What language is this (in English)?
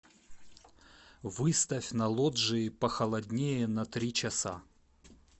Russian